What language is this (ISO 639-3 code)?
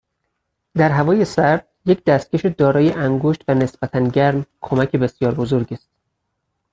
fas